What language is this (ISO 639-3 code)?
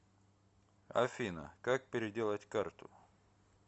rus